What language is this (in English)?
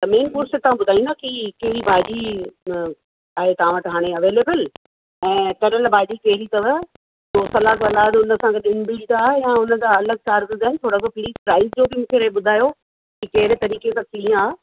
Sindhi